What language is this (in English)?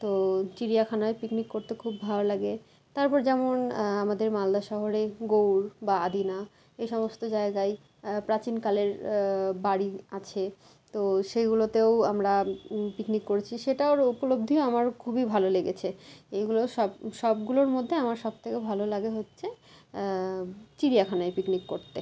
Bangla